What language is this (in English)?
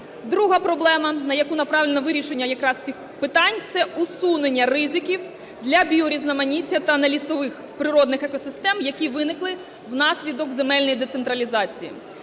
Ukrainian